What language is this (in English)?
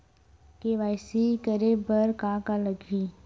Chhattisgarhi